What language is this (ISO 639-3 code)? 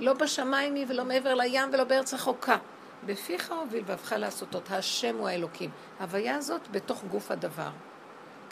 heb